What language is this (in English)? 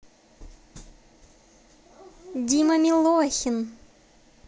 Russian